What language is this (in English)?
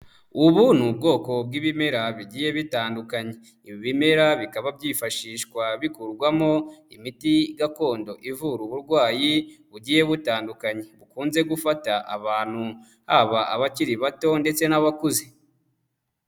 Kinyarwanda